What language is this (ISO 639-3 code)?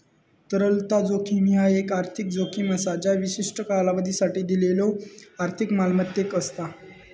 mar